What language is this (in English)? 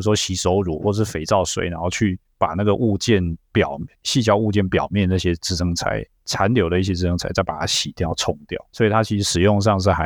Chinese